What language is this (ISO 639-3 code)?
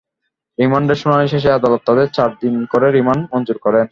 ben